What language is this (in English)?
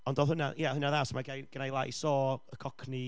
Welsh